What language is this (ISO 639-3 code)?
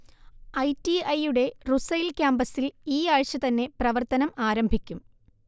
mal